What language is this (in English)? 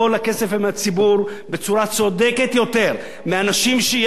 Hebrew